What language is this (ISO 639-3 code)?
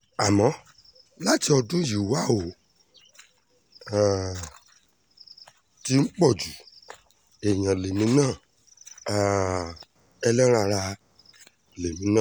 yor